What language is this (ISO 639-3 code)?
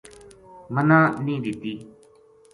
gju